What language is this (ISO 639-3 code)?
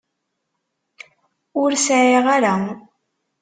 kab